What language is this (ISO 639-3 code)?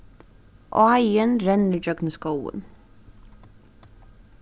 fao